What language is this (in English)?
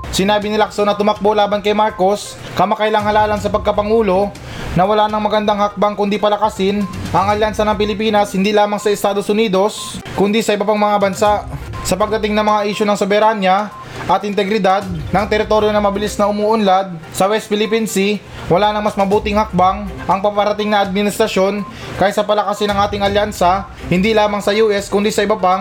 Filipino